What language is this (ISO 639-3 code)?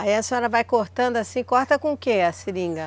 por